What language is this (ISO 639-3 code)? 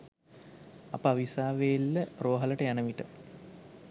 sin